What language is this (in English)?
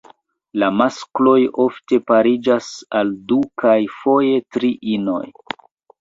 Esperanto